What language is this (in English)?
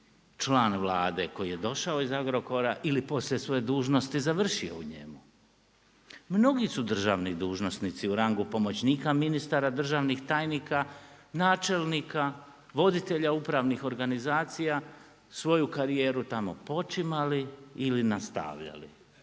Croatian